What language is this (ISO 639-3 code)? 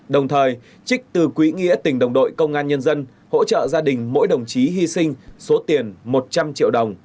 vie